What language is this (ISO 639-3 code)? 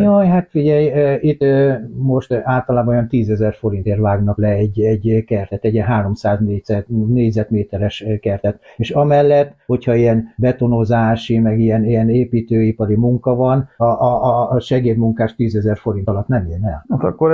hun